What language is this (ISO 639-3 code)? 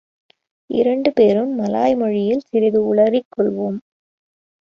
tam